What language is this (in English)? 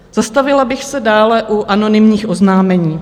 Czech